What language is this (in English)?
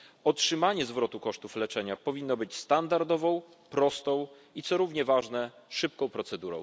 Polish